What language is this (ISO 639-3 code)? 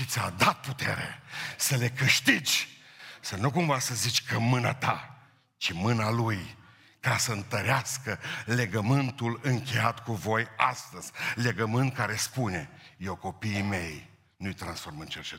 ron